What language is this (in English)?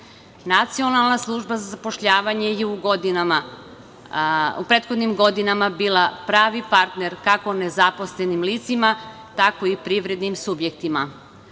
Serbian